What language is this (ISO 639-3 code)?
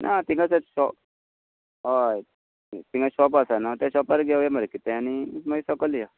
kok